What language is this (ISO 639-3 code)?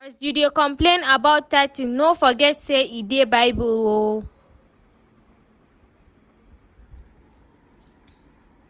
pcm